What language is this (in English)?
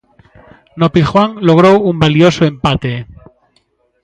Galician